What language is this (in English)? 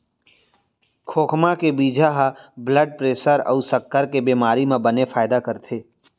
Chhattisgarhi